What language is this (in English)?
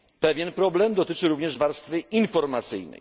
Polish